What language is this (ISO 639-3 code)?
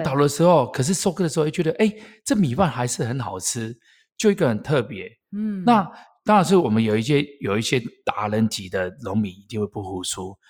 zho